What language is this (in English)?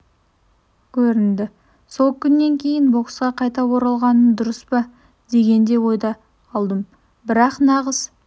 Kazakh